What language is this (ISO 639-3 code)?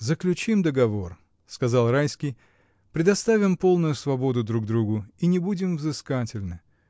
rus